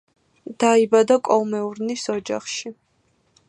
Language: Georgian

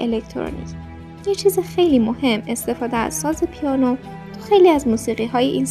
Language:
Persian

